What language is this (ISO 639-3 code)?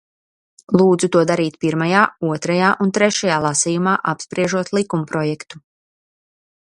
lav